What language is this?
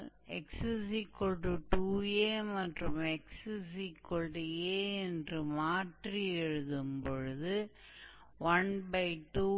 Hindi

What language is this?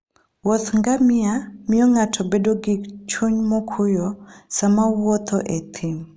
Luo (Kenya and Tanzania)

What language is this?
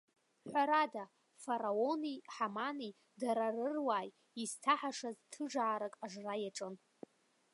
Abkhazian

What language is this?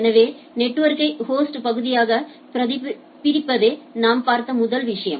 Tamil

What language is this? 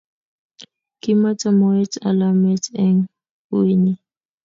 Kalenjin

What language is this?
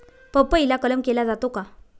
Marathi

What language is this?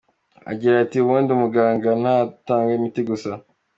Kinyarwanda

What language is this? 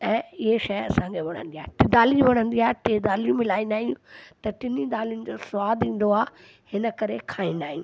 Sindhi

